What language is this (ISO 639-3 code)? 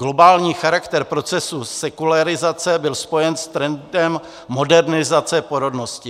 ces